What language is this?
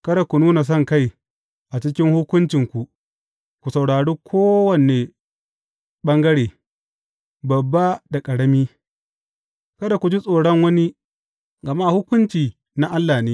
Hausa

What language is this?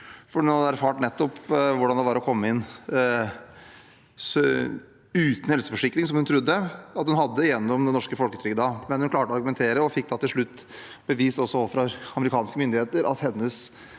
Norwegian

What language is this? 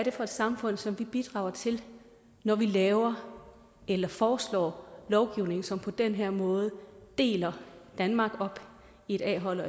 Danish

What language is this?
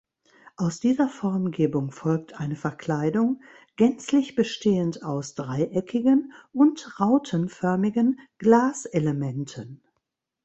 German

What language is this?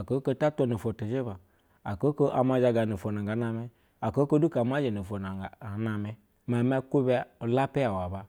Basa (Nigeria)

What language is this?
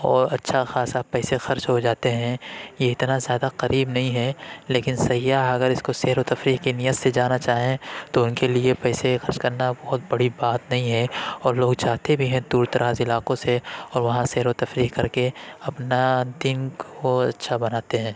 Urdu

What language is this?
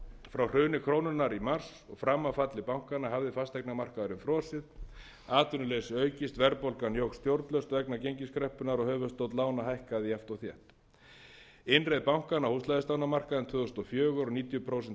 Icelandic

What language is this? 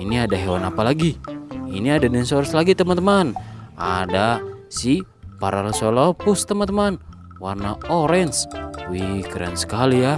Indonesian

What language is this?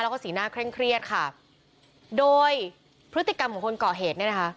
Thai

